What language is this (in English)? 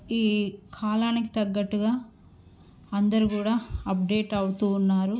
Telugu